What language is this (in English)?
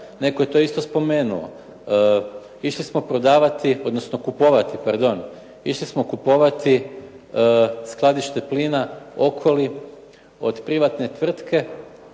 Croatian